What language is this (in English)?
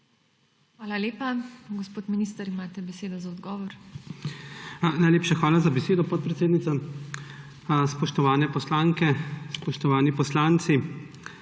Slovenian